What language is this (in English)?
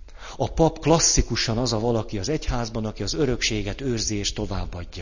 Hungarian